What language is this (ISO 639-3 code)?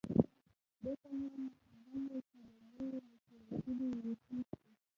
pus